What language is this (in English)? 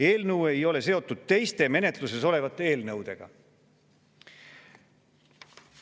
Estonian